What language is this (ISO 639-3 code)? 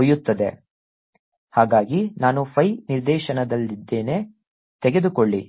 kan